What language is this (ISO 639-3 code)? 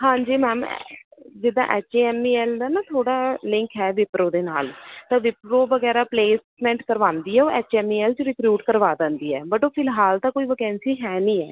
pan